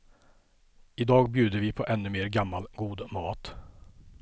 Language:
Swedish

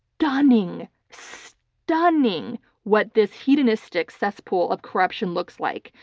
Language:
English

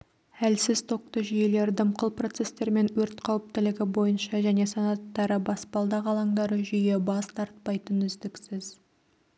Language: Kazakh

